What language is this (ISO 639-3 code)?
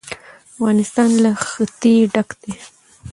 pus